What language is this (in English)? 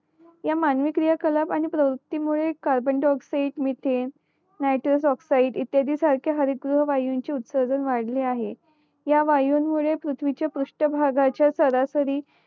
Marathi